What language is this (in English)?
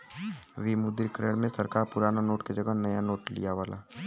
Bhojpuri